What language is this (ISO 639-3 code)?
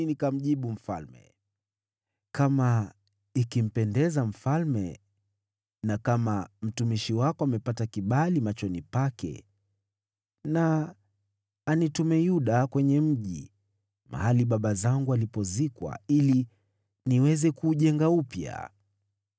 swa